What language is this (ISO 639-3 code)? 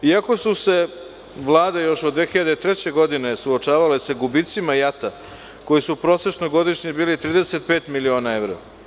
srp